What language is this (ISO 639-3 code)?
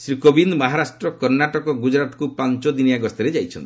ori